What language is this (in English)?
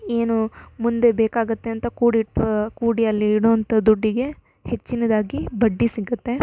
Kannada